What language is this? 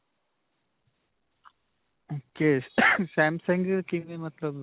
Punjabi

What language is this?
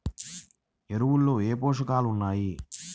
Telugu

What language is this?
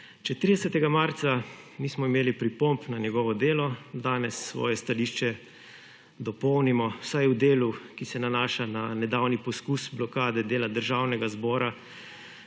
Slovenian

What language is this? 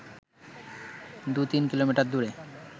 Bangla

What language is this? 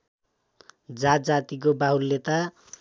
Nepali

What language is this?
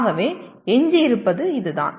Tamil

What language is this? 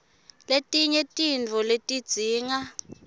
Swati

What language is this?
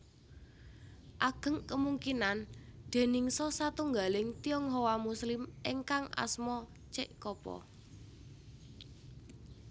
Javanese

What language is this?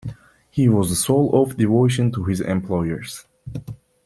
English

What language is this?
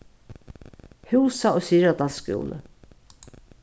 Faroese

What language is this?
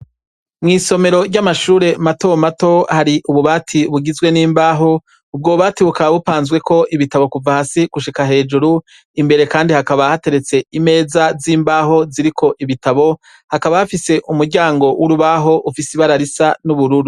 Rundi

